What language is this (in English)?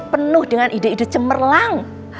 Indonesian